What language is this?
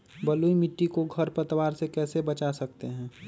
Magahi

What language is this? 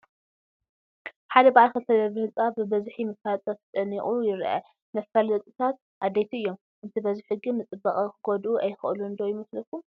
Tigrinya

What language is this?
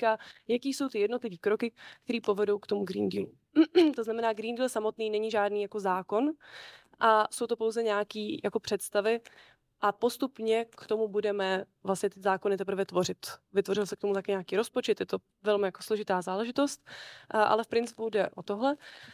Czech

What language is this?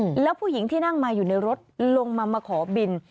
Thai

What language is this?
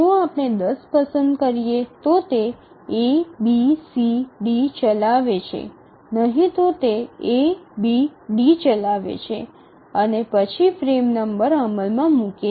Gujarati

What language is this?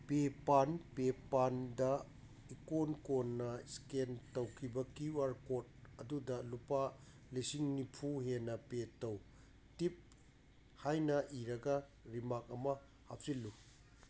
Manipuri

